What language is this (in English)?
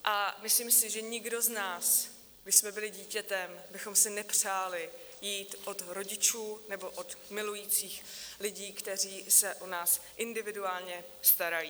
Czech